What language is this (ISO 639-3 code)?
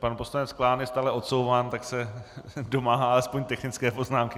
ces